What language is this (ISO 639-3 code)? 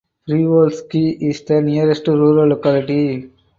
eng